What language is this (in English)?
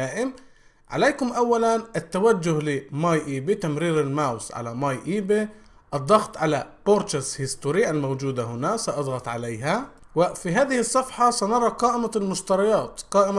Arabic